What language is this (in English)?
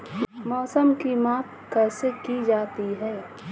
Hindi